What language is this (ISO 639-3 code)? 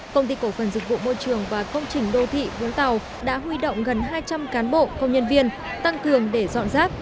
vie